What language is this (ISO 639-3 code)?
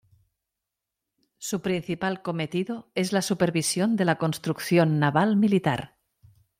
spa